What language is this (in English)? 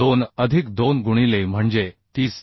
Marathi